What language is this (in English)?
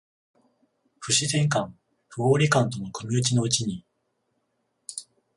Japanese